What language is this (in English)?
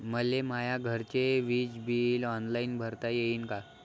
Marathi